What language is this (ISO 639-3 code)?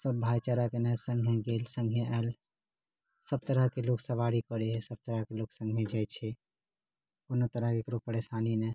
mai